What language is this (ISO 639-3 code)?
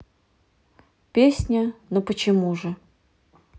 rus